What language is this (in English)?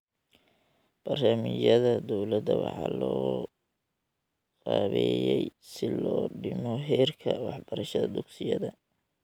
Somali